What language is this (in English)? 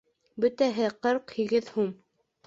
Bashkir